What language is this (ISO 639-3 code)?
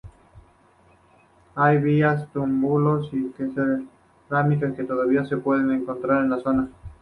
spa